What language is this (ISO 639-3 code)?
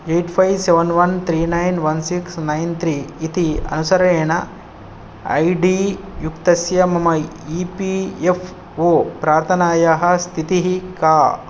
san